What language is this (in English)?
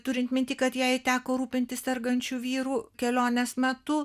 Lithuanian